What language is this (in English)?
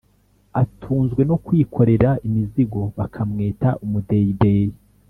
Kinyarwanda